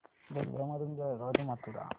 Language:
Marathi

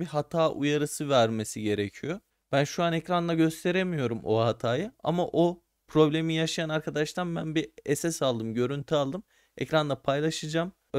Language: Turkish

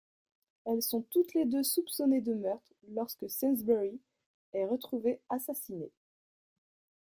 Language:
French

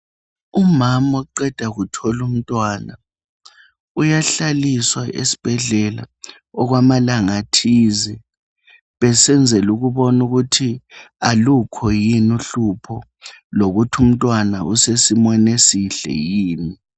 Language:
North Ndebele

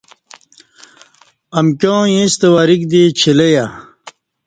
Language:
Kati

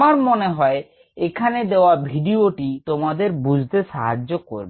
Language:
Bangla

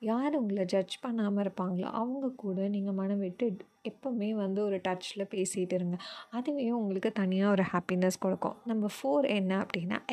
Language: Tamil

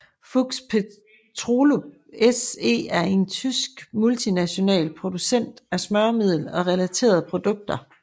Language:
Danish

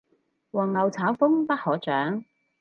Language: Cantonese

